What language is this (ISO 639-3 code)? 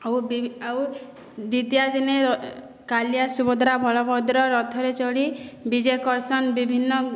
ori